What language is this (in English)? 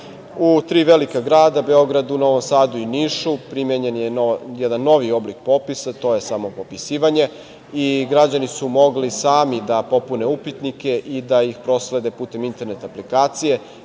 Serbian